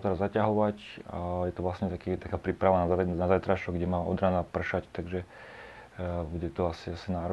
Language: Slovak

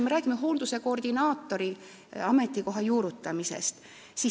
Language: Estonian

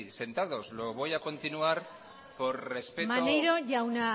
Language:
Basque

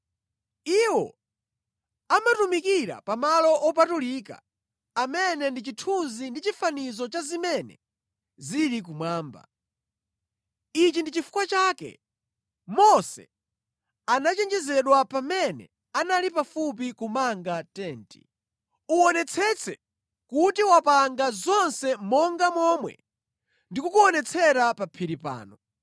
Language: Nyanja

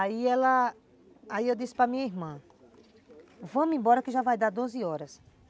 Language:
Portuguese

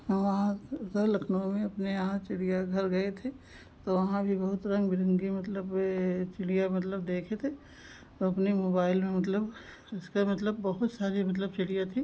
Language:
Hindi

